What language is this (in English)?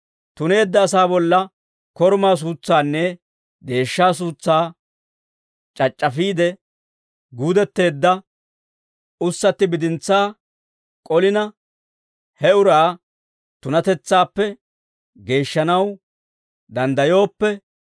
Dawro